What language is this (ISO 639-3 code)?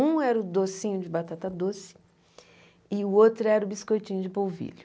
por